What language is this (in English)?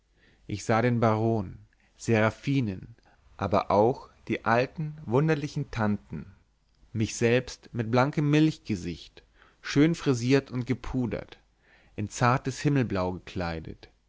German